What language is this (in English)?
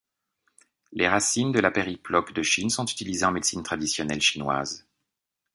French